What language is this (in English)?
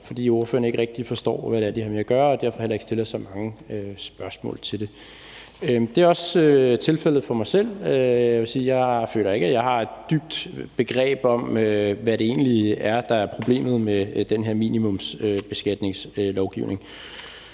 Danish